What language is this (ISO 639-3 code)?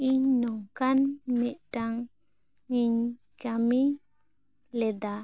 sat